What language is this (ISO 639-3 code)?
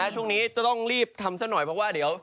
tha